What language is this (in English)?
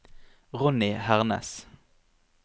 Norwegian